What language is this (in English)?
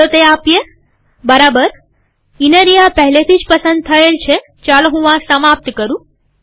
Gujarati